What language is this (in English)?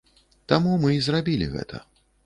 Belarusian